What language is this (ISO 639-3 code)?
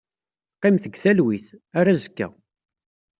kab